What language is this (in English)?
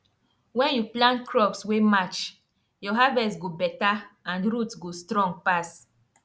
Nigerian Pidgin